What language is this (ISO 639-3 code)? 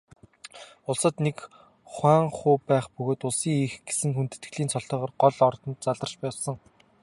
mon